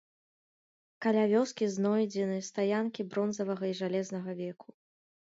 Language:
Belarusian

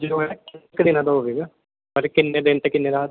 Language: Punjabi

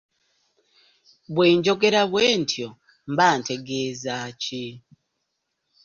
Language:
Ganda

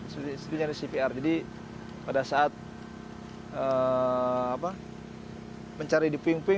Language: Indonesian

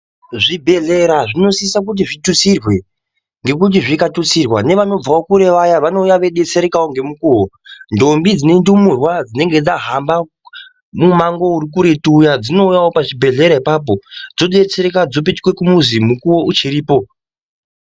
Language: Ndau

